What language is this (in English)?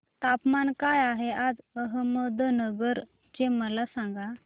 Marathi